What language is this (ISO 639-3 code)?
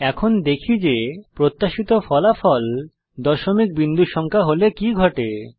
ben